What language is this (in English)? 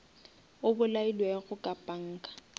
Northern Sotho